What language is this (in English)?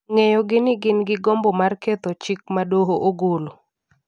Luo (Kenya and Tanzania)